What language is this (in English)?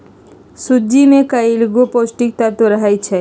Magahi